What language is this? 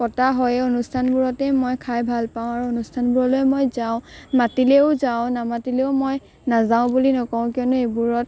Assamese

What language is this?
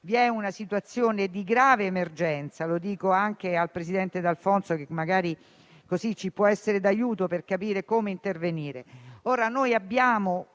Italian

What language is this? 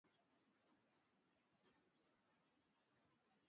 Swahili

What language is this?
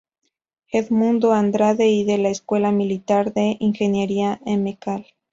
Spanish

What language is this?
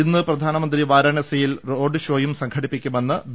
Malayalam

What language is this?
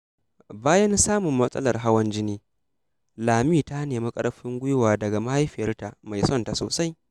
Hausa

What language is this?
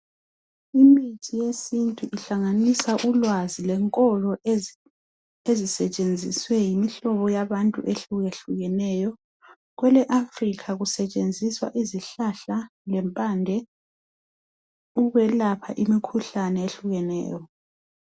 North Ndebele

